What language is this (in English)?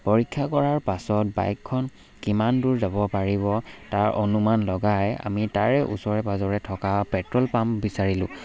Assamese